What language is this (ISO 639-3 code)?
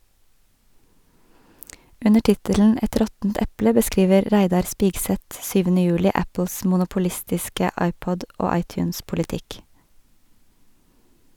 nor